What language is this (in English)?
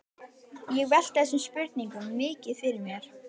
Icelandic